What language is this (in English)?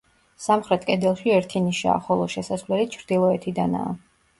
Georgian